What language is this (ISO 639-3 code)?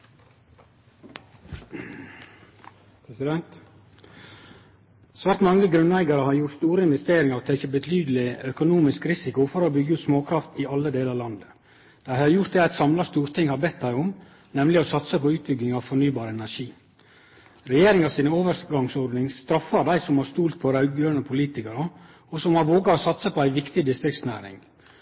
nor